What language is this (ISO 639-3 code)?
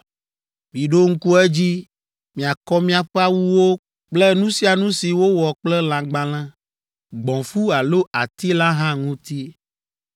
ewe